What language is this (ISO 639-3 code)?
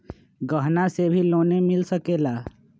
mag